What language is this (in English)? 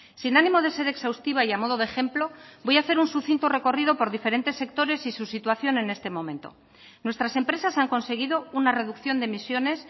Spanish